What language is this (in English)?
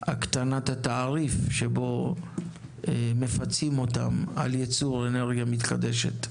Hebrew